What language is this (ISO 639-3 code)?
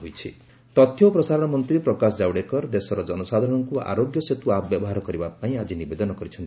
ori